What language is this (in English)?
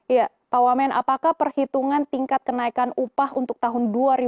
Indonesian